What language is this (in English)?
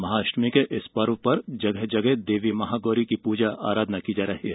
Hindi